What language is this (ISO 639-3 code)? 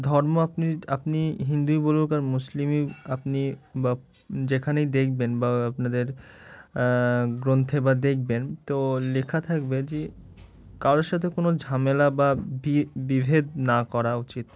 ben